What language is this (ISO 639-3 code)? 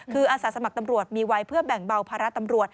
tha